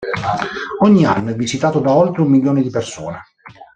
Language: Italian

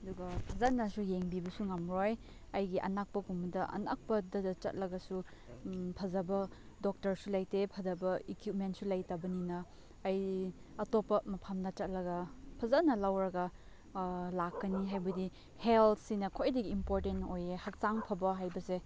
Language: Manipuri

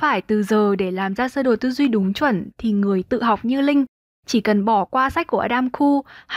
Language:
Vietnamese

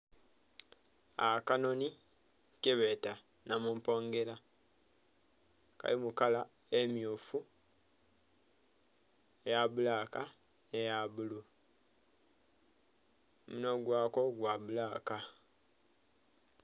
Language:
Soga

